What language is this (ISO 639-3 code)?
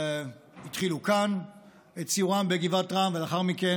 heb